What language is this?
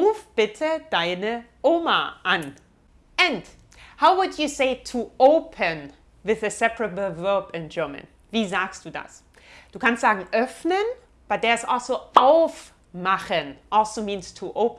German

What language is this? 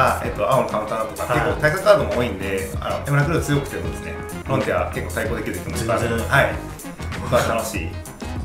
Japanese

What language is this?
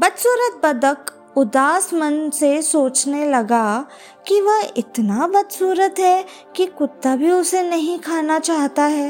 Hindi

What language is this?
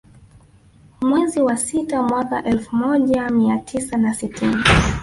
Swahili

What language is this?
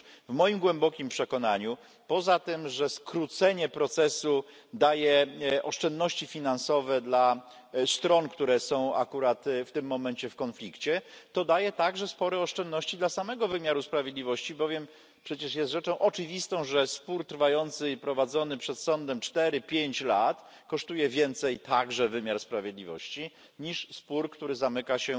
Polish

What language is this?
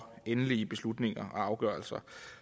Danish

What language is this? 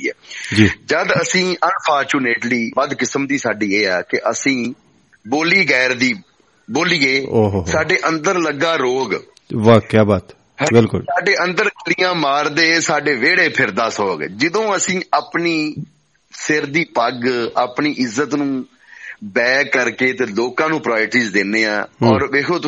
Punjabi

